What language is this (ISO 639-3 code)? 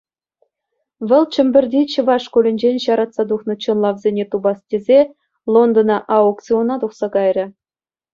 chv